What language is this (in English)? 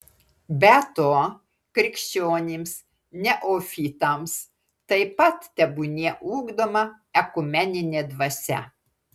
Lithuanian